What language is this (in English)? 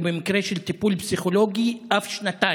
Hebrew